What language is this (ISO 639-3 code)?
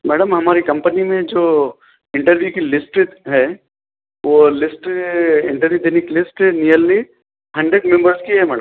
urd